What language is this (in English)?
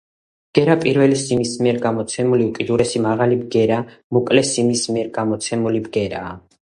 Georgian